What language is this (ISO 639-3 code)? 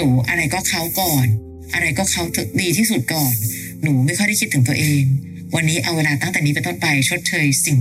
tha